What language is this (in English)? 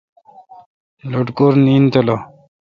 Kalkoti